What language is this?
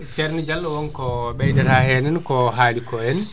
Fula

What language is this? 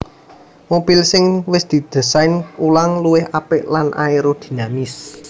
Javanese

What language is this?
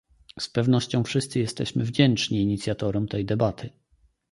Polish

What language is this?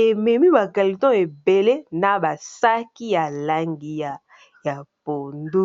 Lingala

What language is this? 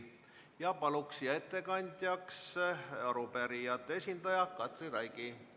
Estonian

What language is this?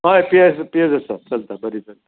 Konkani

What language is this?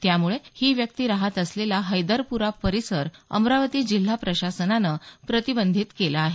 Marathi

